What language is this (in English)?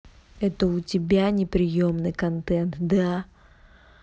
Russian